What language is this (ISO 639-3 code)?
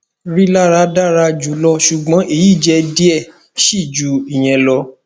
yor